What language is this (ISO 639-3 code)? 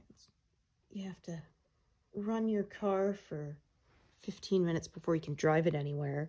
eng